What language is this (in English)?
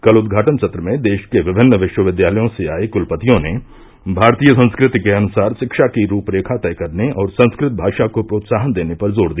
Hindi